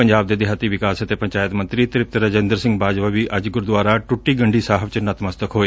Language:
Punjabi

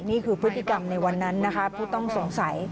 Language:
Thai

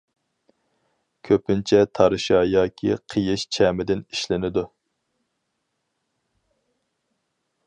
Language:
Uyghur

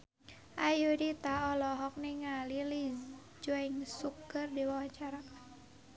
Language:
Sundanese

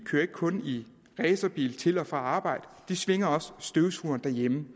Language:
Danish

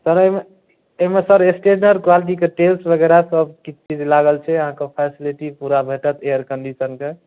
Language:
Maithili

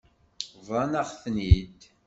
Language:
Kabyle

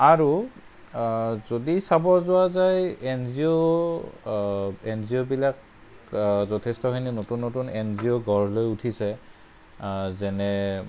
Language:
Assamese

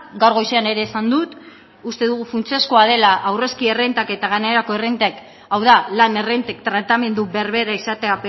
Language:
Basque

